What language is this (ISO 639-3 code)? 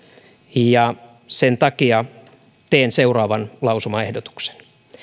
fin